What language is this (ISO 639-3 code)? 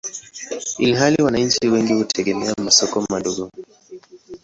swa